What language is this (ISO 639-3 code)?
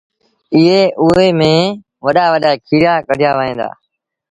sbn